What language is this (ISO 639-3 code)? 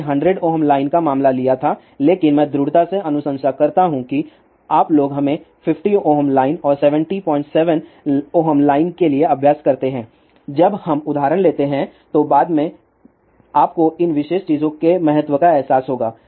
hin